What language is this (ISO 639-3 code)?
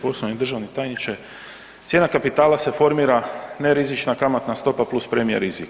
hrv